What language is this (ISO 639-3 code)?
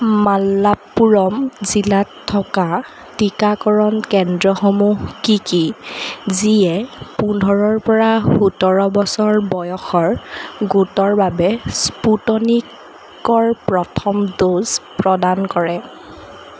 asm